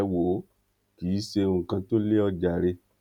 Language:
Yoruba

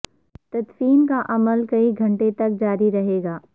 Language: Urdu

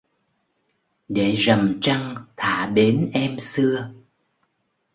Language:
Vietnamese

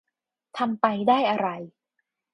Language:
Thai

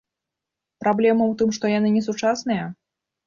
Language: Belarusian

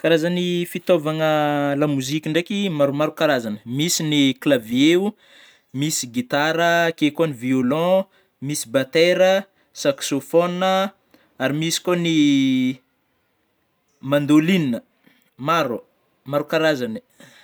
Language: Northern Betsimisaraka Malagasy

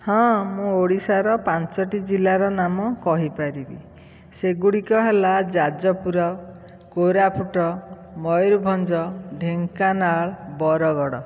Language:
Odia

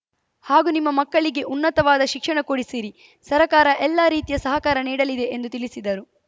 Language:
Kannada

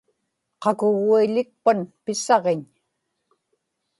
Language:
Inupiaq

